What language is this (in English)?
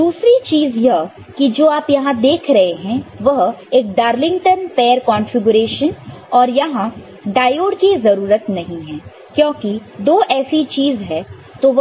Hindi